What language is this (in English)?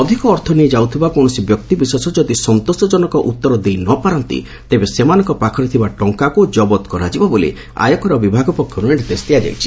Odia